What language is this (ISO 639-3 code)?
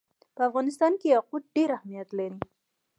pus